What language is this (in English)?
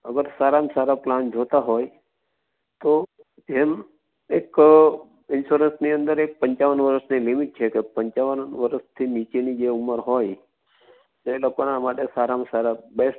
Gujarati